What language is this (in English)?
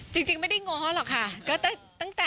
Thai